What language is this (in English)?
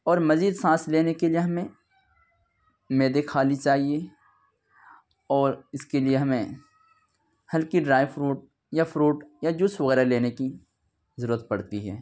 Urdu